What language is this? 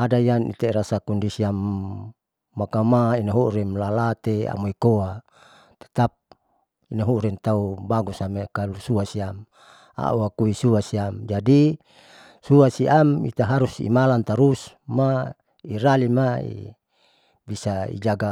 Saleman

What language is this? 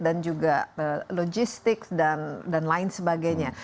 Indonesian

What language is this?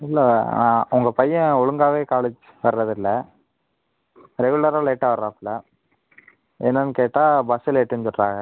Tamil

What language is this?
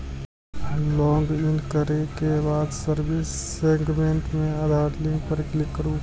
Maithili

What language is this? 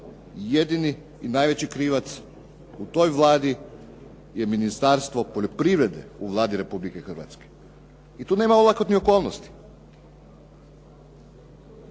Croatian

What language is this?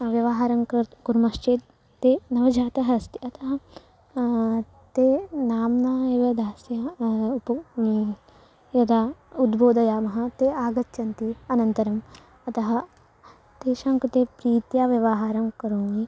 Sanskrit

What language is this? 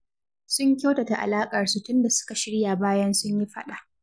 Hausa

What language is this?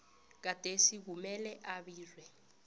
South Ndebele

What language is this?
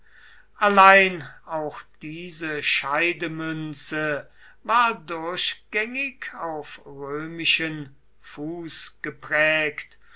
German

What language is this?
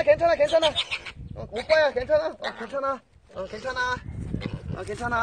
Korean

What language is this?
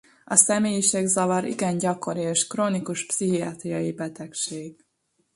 Hungarian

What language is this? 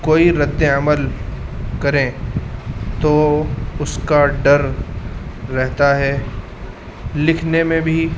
Urdu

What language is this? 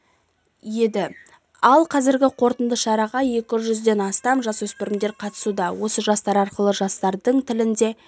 Kazakh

